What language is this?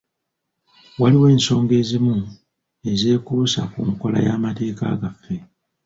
Ganda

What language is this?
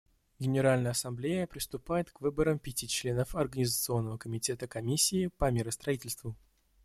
Russian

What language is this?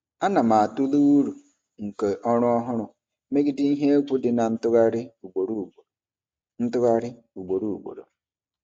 Igbo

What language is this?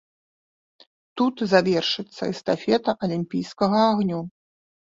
Belarusian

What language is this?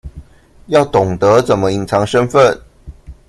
Chinese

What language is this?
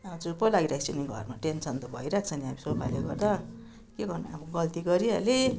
Nepali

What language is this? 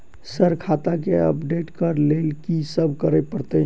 Maithili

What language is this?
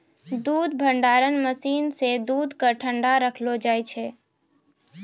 Maithili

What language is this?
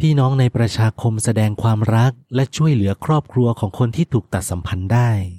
Thai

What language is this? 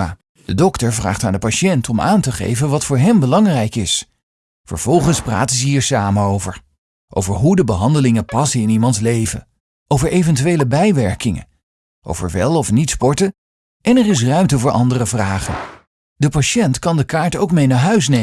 Dutch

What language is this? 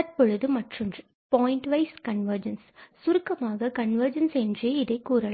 Tamil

